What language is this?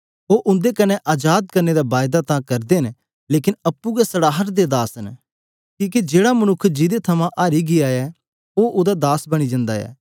Dogri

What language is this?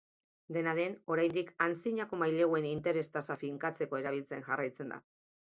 Basque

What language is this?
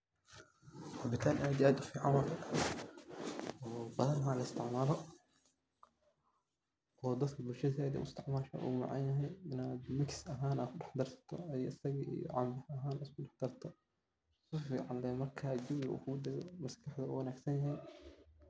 Somali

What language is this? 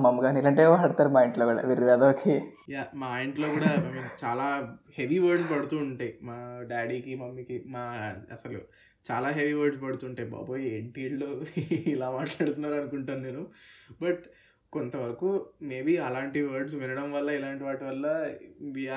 Telugu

